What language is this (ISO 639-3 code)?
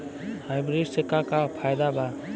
bho